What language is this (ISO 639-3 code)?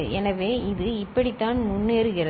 tam